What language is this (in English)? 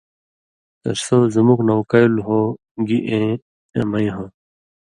Indus Kohistani